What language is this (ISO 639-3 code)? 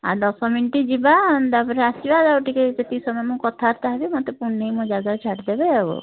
ori